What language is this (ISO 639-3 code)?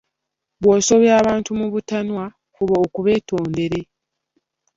lug